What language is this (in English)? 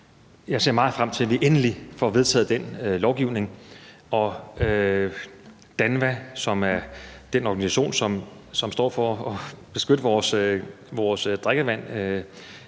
Danish